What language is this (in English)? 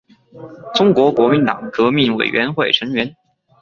Chinese